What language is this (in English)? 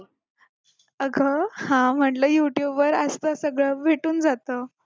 Marathi